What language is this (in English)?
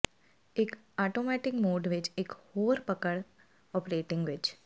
Punjabi